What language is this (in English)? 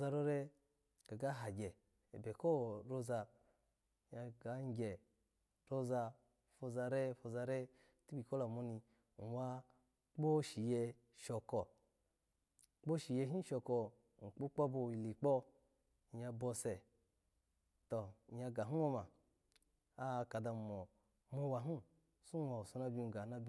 Alago